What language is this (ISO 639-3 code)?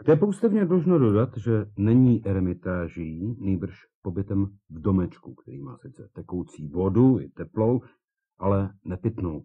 ces